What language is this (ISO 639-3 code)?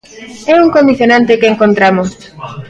glg